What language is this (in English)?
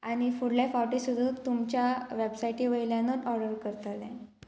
Konkani